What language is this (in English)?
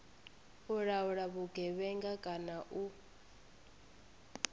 Venda